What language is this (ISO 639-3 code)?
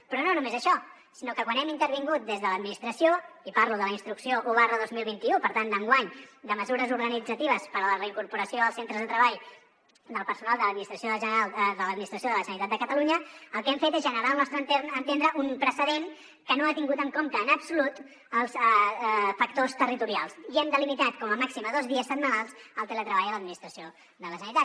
cat